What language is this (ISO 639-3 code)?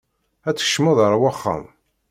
kab